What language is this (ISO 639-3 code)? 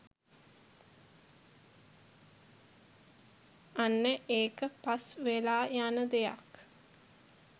sin